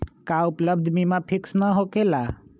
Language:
Magahi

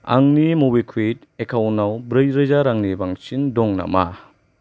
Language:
Bodo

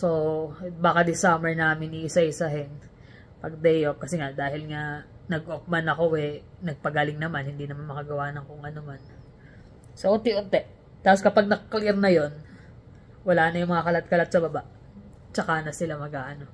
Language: Filipino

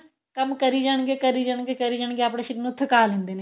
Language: Punjabi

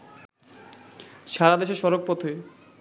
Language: Bangla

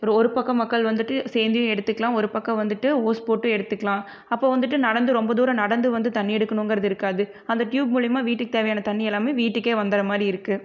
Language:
Tamil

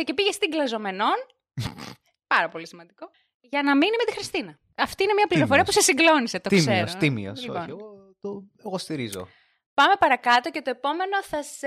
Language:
Greek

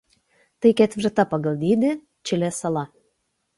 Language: Lithuanian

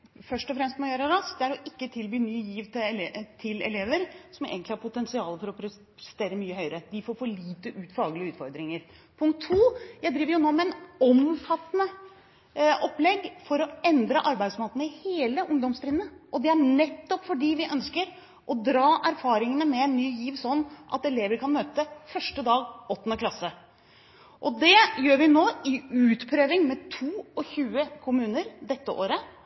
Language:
Norwegian Bokmål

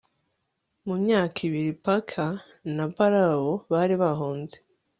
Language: Kinyarwanda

